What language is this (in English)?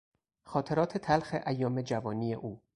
Persian